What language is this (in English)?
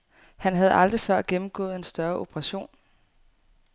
Danish